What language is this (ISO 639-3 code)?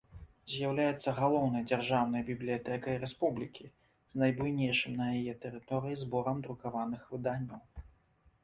bel